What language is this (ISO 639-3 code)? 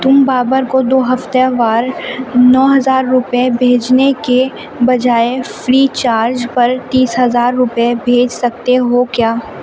urd